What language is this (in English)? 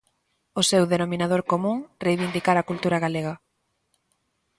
Galician